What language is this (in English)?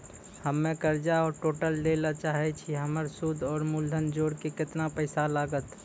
Maithili